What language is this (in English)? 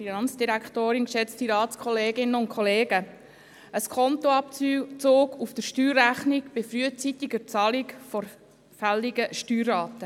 Swiss German